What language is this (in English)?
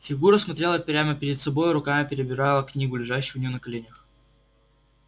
Russian